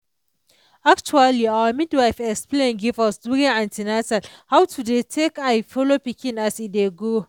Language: Nigerian Pidgin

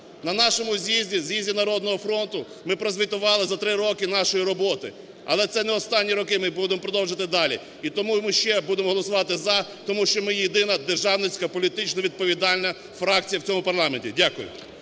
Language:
Ukrainian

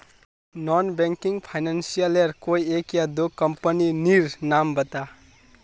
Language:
Magahi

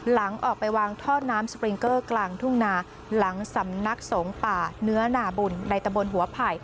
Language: Thai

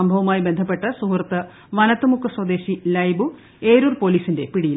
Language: Malayalam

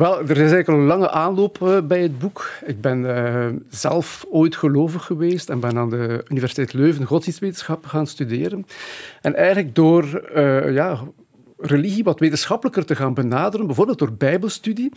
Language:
Dutch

